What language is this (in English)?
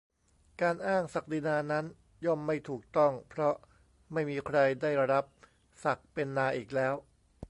Thai